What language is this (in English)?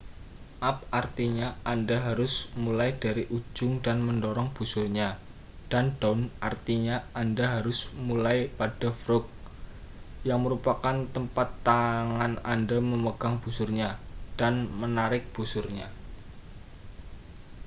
Indonesian